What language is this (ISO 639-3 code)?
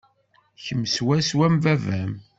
kab